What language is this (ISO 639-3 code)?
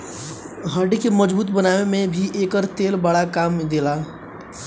bho